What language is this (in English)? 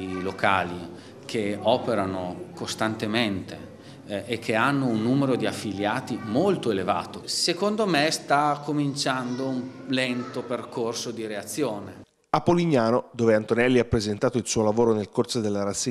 Italian